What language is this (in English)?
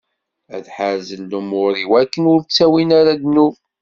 Kabyle